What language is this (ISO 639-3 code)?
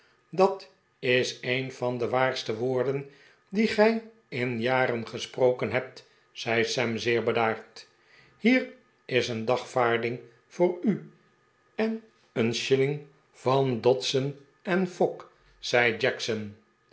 nld